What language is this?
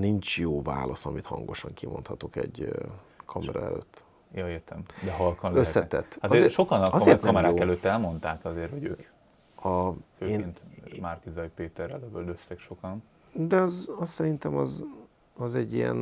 Hungarian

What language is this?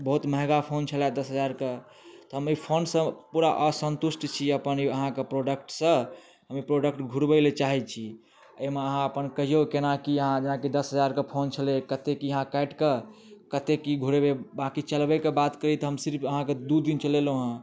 Maithili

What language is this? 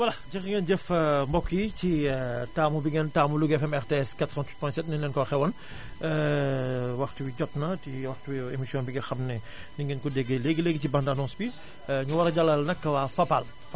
Wolof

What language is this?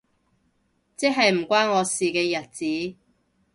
Cantonese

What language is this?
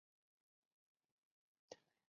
Chinese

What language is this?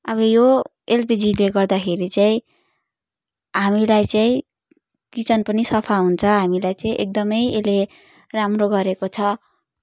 Nepali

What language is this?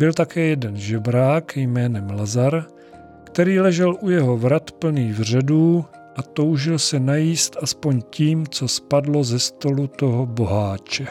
Czech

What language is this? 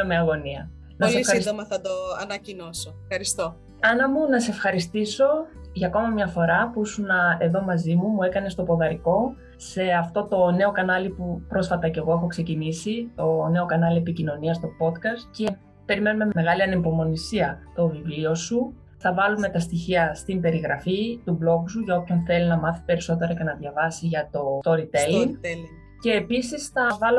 Greek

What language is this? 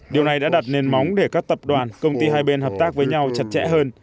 Vietnamese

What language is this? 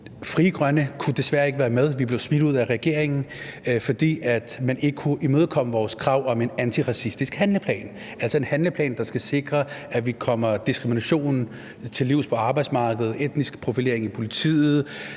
Danish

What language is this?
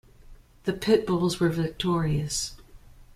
English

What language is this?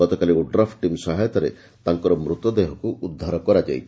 Odia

